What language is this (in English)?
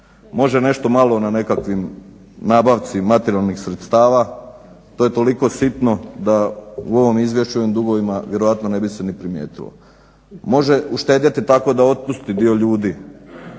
Croatian